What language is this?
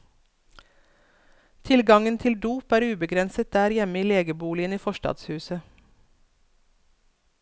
Norwegian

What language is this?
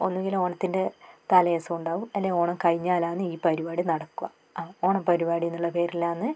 Malayalam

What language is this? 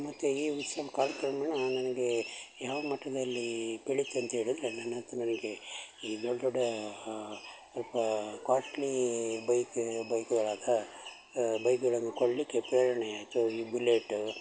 Kannada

